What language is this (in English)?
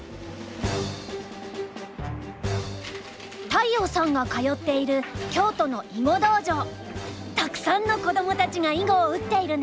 Japanese